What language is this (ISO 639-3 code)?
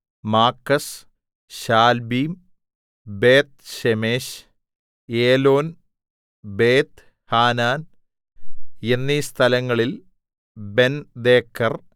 mal